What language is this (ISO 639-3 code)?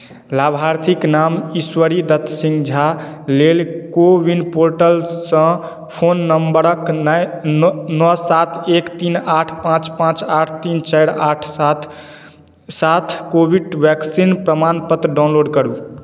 mai